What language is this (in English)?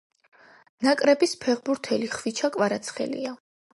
Georgian